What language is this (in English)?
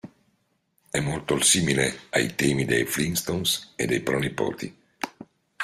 Italian